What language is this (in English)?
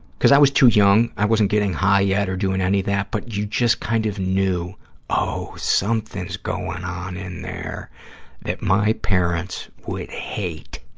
English